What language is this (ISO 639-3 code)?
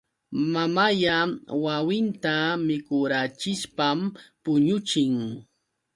qux